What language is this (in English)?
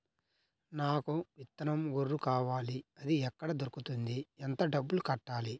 Telugu